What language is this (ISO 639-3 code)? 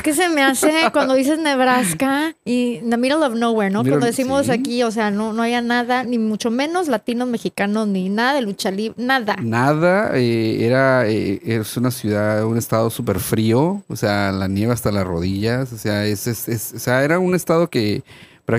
spa